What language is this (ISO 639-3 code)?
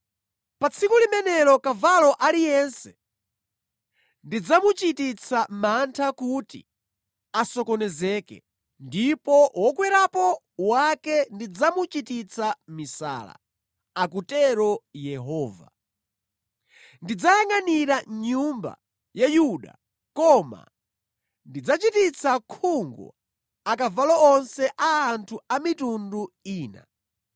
nya